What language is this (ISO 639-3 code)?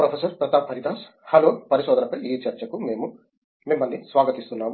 tel